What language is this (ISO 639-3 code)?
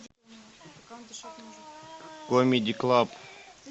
rus